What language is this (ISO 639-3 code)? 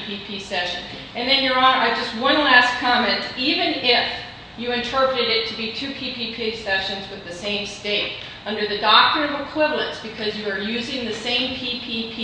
eng